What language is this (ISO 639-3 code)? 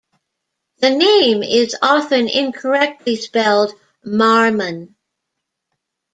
eng